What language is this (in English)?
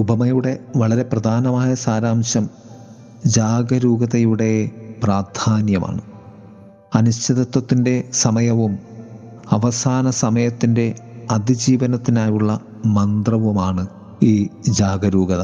Malayalam